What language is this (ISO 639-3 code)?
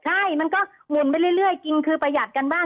tha